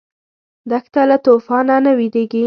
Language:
Pashto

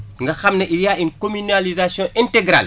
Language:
Wolof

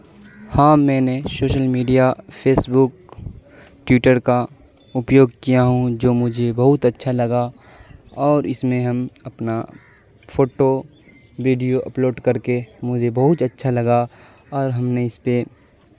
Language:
Urdu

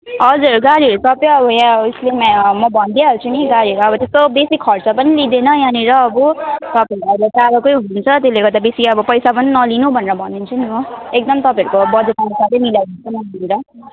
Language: Nepali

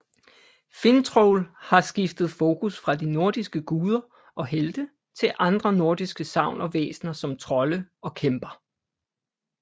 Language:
Danish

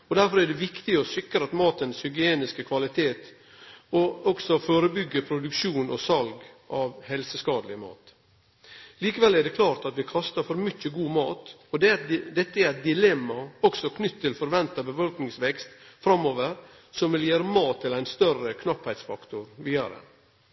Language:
Norwegian Nynorsk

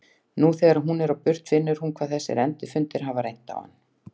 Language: Icelandic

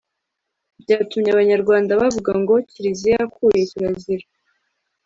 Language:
Kinyarwanda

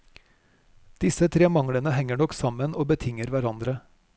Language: Norwegian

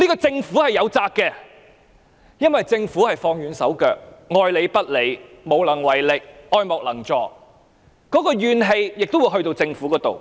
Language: Cantonese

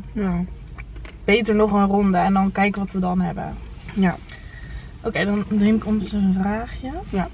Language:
Dutch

